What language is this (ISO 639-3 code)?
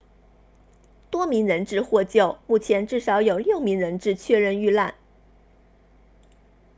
zho